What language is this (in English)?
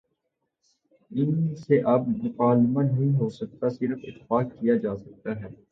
Urdu